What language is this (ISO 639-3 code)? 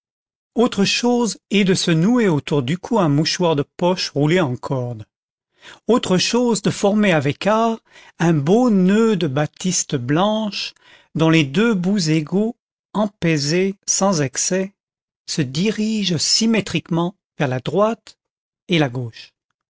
fra